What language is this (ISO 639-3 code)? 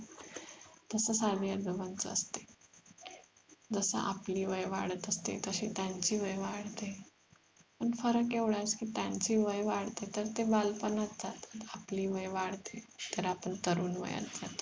mar